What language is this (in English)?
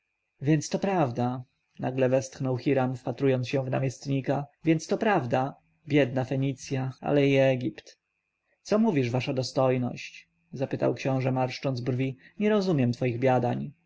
Polish